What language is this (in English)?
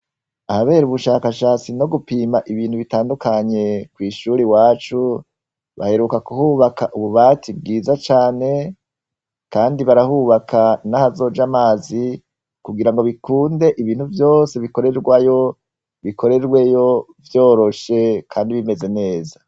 Rundi